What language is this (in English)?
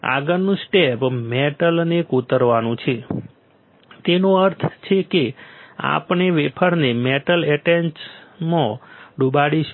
Gujarati